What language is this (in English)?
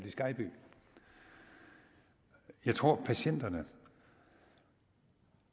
Danish